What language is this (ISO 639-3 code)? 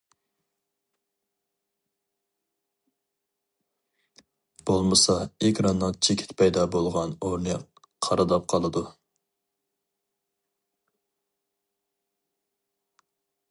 uig